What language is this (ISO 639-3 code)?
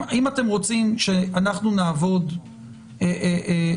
heb